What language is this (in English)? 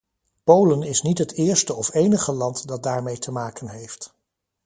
Dutch